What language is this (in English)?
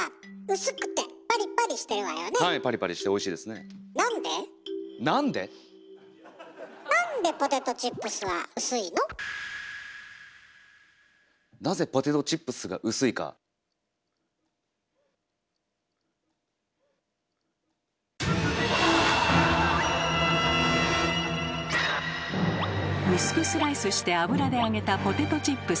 Japanese